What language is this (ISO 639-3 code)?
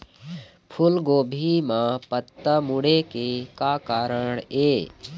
hne